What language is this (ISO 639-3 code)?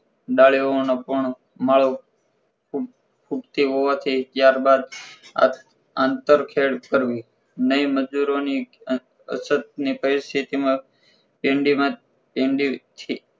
guj